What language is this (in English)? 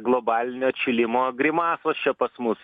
Lithuanian